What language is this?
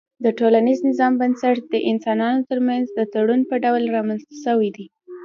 Pashto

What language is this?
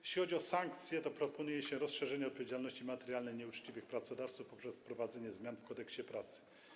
Polish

